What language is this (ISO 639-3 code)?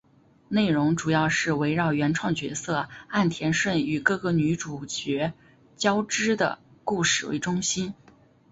zho